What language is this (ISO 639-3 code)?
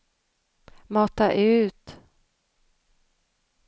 swe